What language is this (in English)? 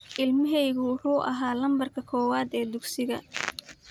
Somali